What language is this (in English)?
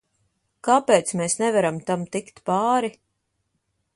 Latvian